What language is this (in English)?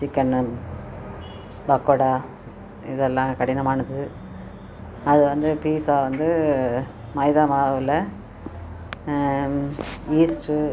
Tamil